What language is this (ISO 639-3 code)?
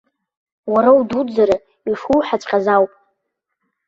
abk